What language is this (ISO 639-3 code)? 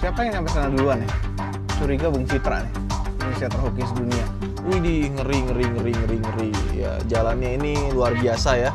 ind